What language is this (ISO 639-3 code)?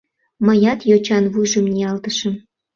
chm